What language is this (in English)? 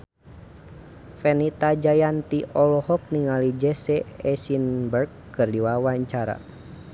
Sundanese